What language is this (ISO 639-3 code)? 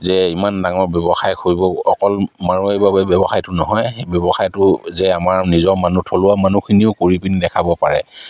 asm